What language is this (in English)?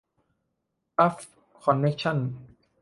Thai